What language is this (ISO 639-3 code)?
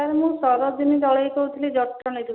ori